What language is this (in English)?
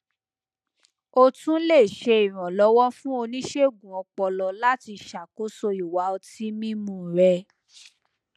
Yoruba